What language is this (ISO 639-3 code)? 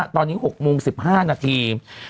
tha